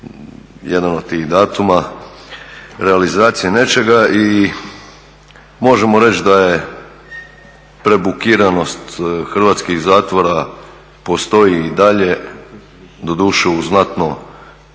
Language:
Croatian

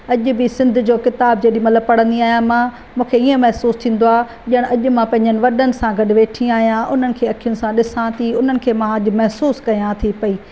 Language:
Sindhi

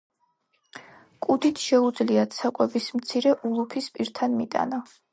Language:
Georgian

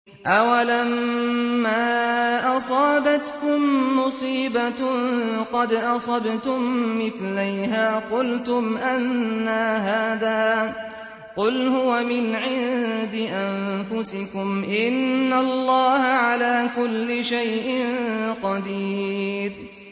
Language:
Arabic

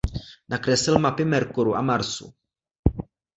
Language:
Czech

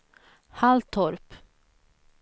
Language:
Swedish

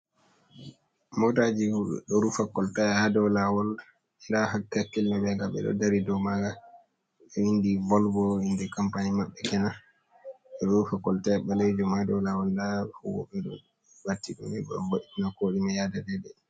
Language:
Fula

